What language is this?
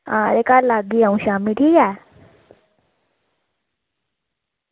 Dogri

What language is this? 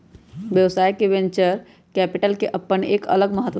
Magahi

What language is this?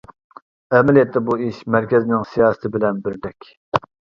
Uyghur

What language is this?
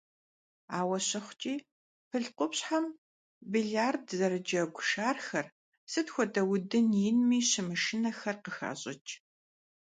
Kabardian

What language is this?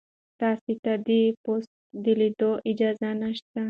Pashto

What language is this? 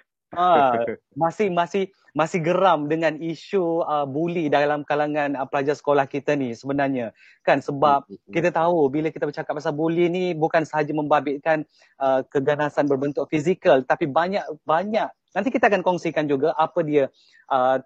Malay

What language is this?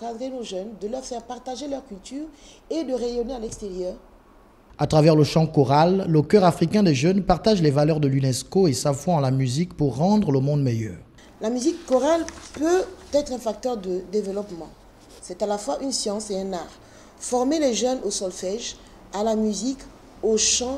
French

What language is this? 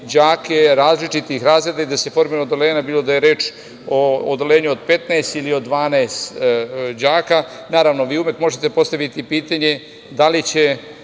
Serbian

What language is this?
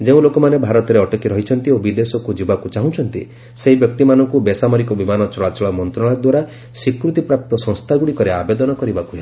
Odia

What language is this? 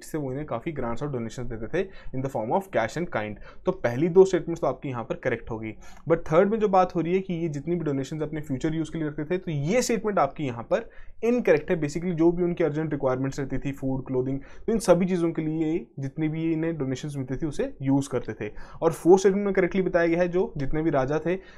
Hindi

